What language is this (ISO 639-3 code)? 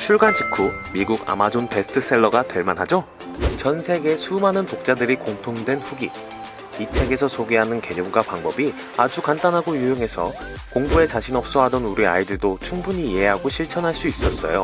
kor